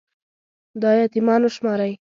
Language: Pashto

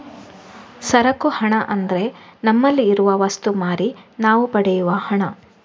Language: Kannada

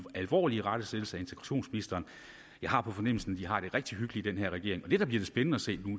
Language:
Danish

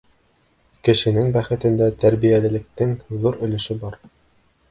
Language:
Bashkir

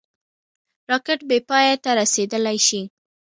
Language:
Pashto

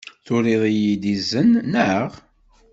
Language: Kabyle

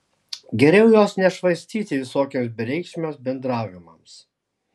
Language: Lithuanian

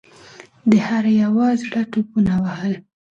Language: Pashto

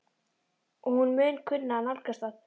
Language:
Icelandic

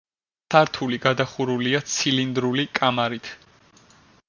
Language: Georgian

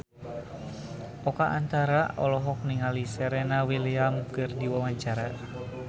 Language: Sundanese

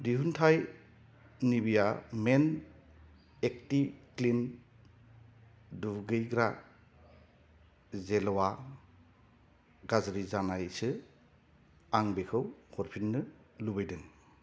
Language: Bodo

